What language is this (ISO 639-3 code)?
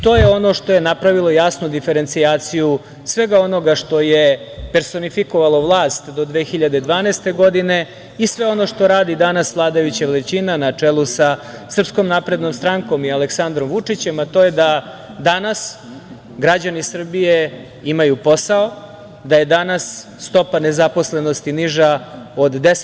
srp